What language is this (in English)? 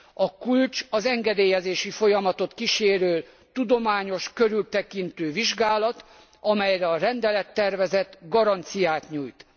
Hungarian